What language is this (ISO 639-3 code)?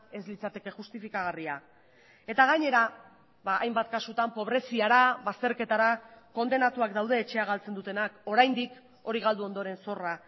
eus